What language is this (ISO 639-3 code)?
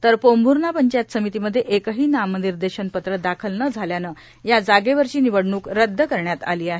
mar